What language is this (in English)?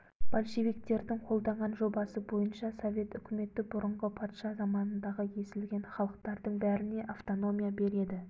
Kazakh